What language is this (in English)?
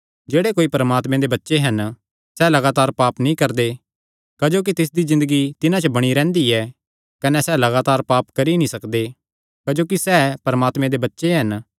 Kangri